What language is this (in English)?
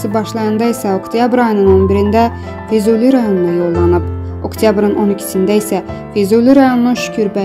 Turkish